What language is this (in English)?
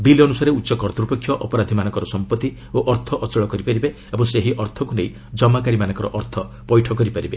Odia